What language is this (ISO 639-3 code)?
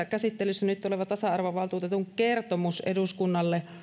fin